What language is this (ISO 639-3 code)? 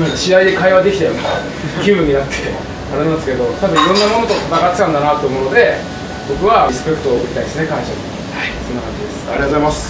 jpn